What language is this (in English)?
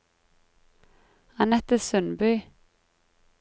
Norwegian